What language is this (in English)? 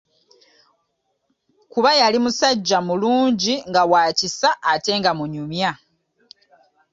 Ganda